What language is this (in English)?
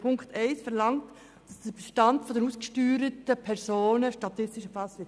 Swiss German